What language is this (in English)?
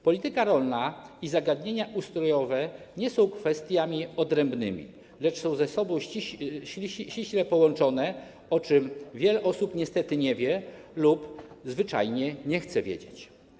Polish